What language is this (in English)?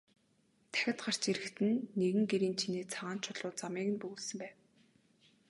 Mongolian